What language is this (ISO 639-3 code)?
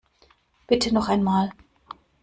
deu